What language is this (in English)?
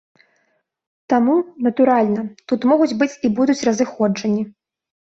Belarusian